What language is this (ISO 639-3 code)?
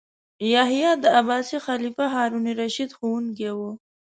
pus